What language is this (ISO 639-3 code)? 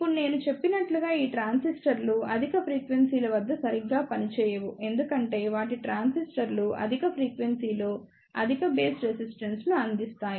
tel